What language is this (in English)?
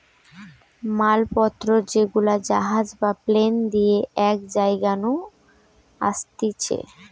Bangla